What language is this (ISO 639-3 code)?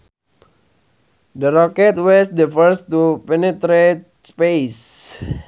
sun